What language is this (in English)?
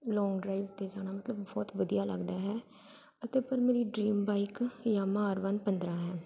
Punjabi